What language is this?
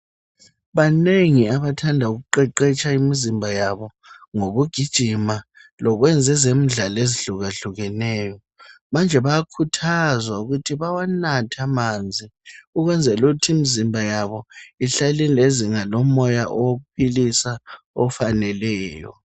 North Ndebele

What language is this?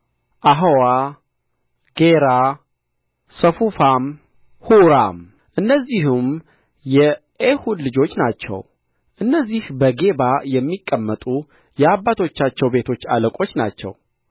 Amharic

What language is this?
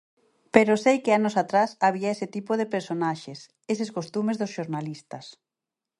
Galician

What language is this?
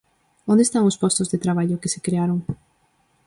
Galician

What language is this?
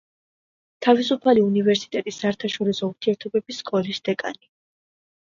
Georgian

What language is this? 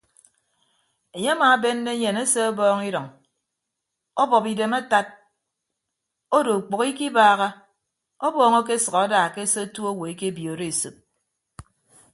Ibibio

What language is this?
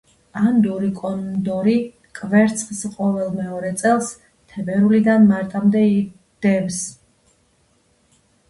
Georgian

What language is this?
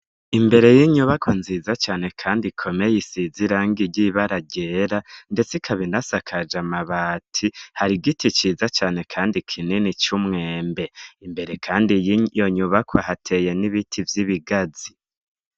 Rundi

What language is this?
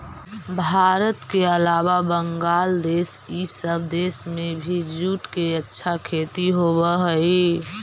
Magahi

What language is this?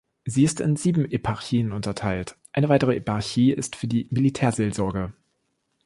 German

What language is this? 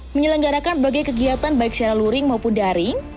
Indonesian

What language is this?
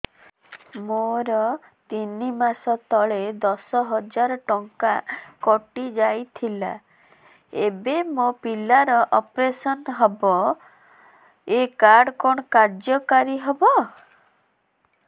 Odia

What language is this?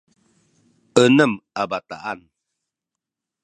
Sakizaya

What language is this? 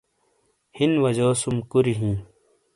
Shina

